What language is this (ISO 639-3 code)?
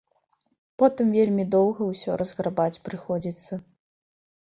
bel